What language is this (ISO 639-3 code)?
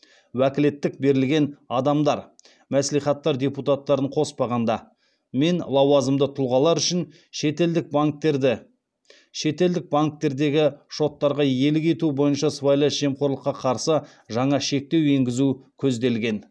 kaz